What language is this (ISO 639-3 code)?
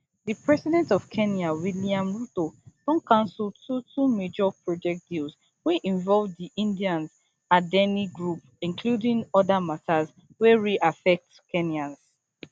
pcm